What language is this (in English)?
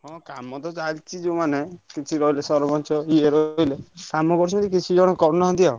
Odia